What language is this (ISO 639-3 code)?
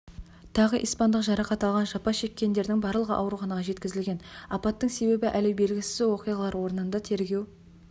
kaz